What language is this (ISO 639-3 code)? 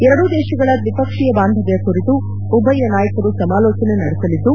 kan